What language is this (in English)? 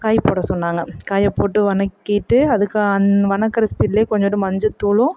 Tamil